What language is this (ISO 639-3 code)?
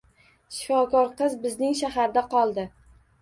uzb